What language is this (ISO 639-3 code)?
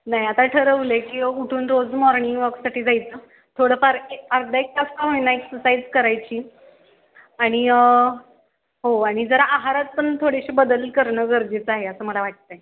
mar